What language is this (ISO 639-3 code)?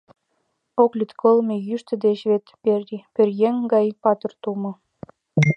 chm